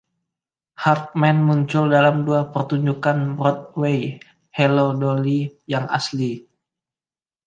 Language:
Indonesian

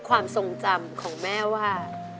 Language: Thai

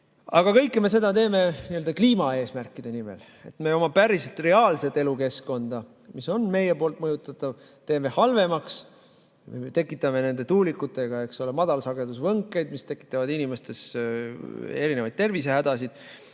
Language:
Estonian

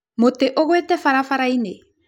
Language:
Kikuyu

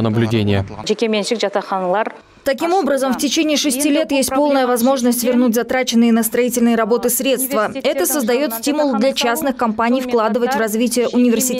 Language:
Russian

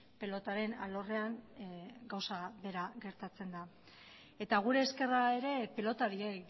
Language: Basque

